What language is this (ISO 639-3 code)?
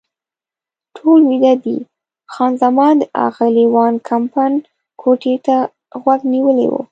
pus